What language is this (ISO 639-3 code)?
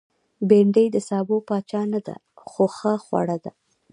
pus